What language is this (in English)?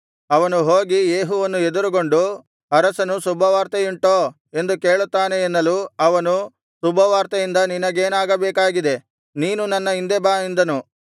Kannada